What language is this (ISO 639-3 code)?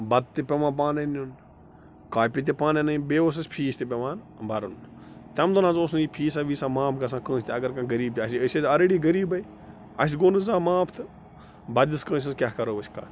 kas